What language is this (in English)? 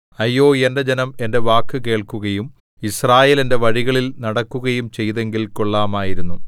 Malayalam